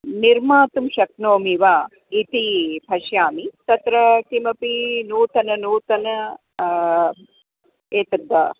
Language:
Sanskrit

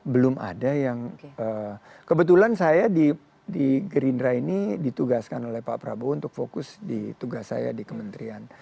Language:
Indonesian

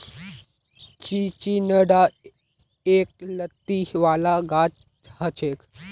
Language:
Magahi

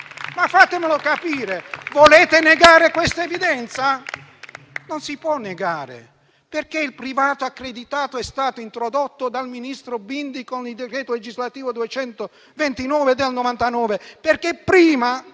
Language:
Italian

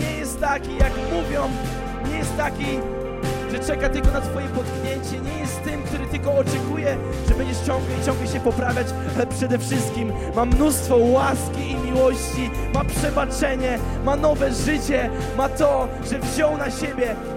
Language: Polish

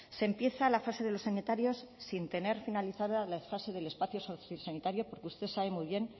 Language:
Spanish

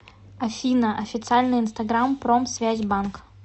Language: Russian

